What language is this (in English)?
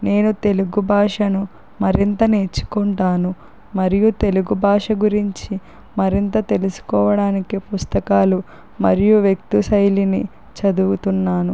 Telugu